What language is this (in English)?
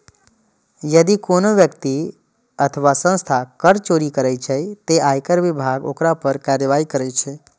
Maithili